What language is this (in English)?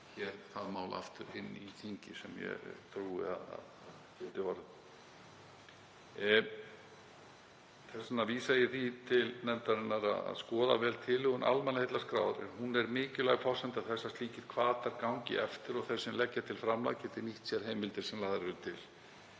Icelandic